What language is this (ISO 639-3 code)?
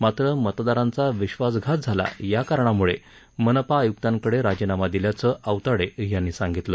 mar